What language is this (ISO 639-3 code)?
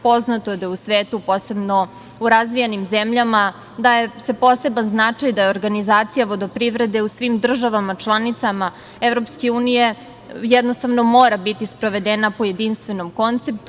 srp